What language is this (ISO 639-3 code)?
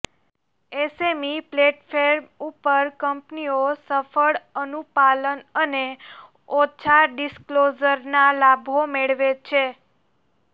guj